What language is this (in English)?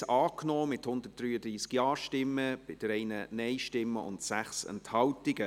Swiss German